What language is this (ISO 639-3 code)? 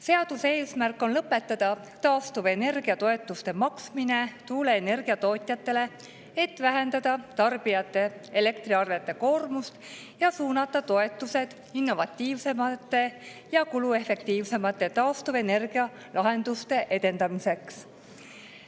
est